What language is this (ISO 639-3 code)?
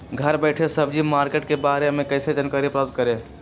mag